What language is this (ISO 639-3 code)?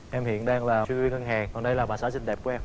vie